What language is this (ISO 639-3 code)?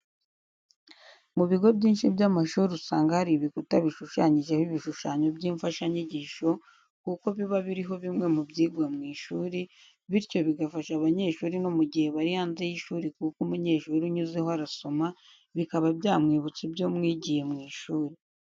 kin